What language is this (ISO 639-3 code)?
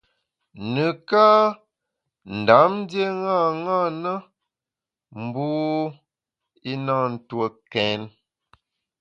bax